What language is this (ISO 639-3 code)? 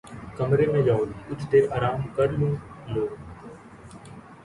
urd